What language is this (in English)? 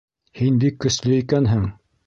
Bashkir